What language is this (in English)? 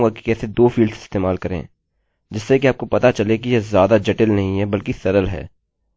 Hindi